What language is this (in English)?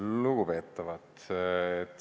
Estonian